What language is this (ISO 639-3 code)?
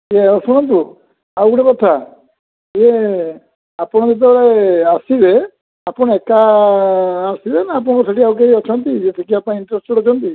ori